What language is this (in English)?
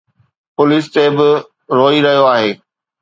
Sindhi